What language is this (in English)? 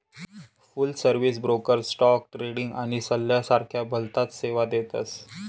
Marathi